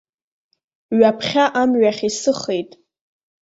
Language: Abkhazian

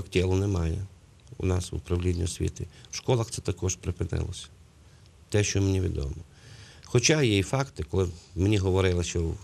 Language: Ukrainian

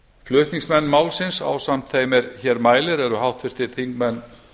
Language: Icelandic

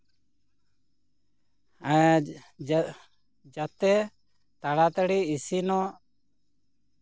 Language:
Santali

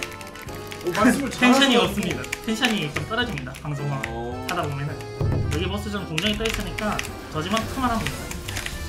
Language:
Korean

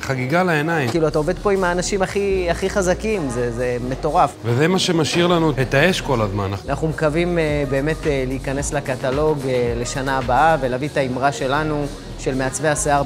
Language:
Hebrew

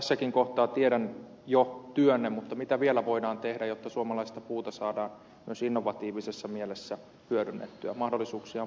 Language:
Finnish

